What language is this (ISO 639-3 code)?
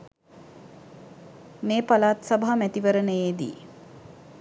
sin